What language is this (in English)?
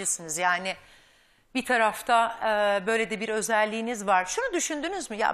Turkish